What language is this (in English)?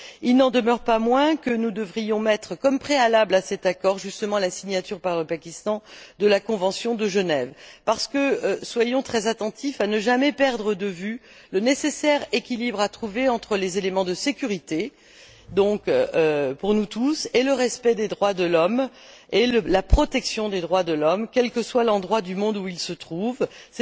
French